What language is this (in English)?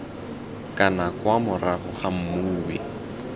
Tswana